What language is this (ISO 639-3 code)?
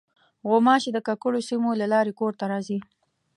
pus